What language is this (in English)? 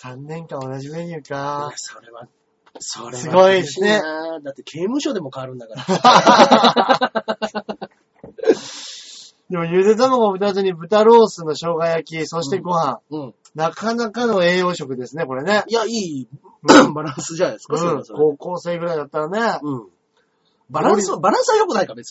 Japanese